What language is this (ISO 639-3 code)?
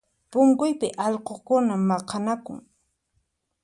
qxp